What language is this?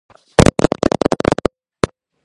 Georgian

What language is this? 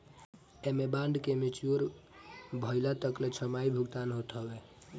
Bhojpuri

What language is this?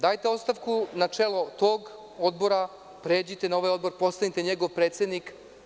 Serbian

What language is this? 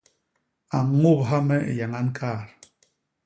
Basaa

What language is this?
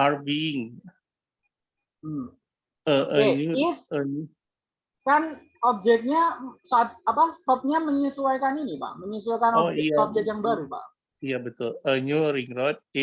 Indonesian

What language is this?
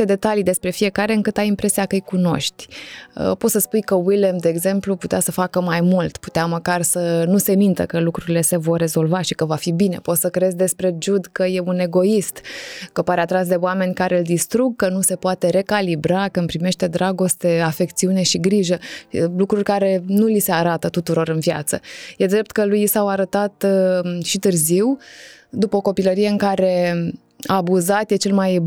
Romanian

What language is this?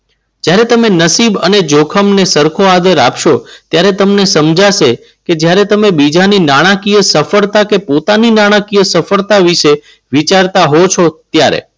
Gujarati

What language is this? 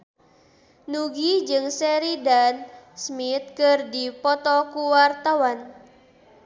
Sundanese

